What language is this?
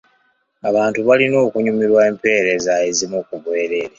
Ganda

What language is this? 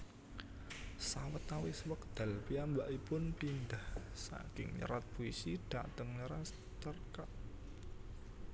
Javanese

